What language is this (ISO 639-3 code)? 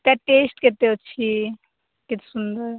ori